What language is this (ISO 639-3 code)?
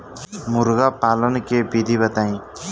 bho